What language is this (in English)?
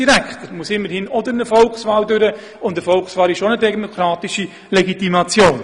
Swiss German